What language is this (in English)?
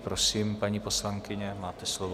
Czech